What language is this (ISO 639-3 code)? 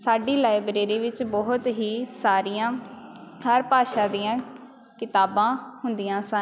pan